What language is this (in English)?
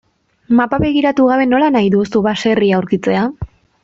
Basque